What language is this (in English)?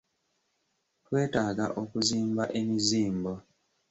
Ganda